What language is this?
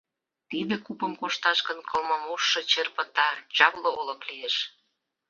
Mari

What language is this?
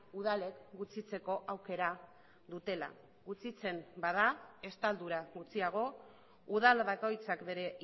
Basque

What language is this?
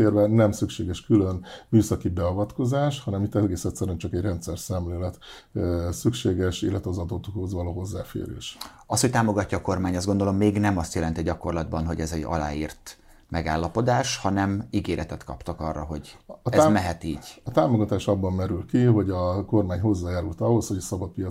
Hungarian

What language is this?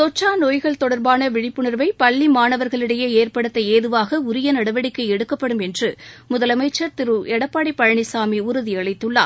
Tamil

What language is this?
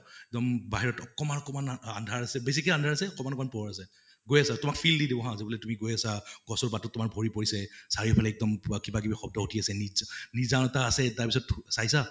Assamese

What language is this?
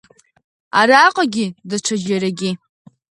Abkhazian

